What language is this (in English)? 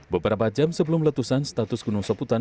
Indonesian